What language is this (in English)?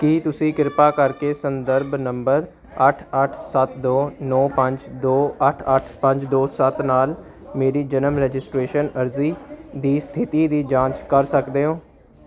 Punjabi